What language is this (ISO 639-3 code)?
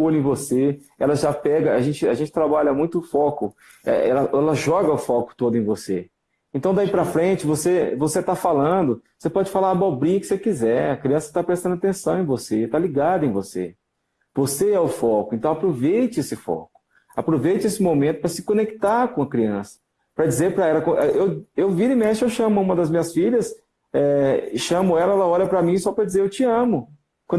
por